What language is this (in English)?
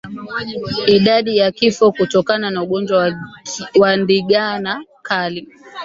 Swahili